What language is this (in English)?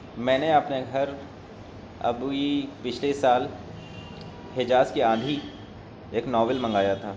Urdu